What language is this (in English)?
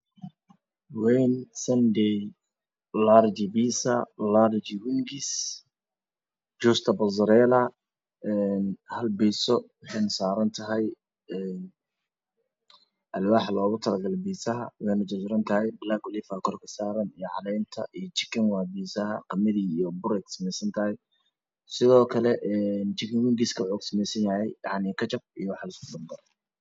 Somali